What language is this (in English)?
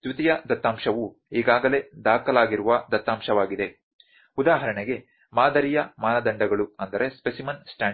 Kannada